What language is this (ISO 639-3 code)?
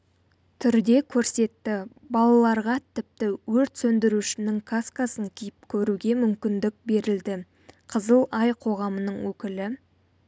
kaz